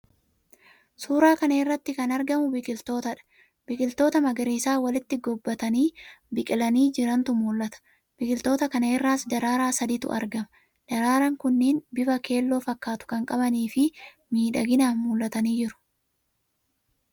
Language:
Oromo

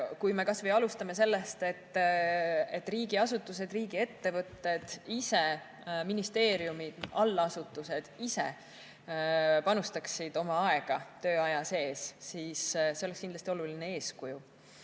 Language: Estonian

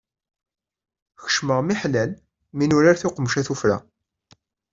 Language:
Kabyle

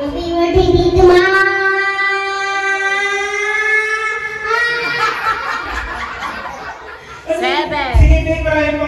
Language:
Filipino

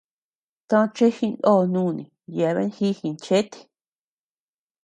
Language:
Tepeuxila Cuicatec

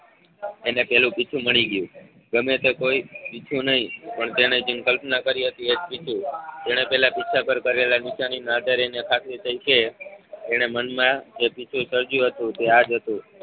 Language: Gujarati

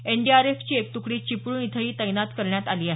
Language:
Marathi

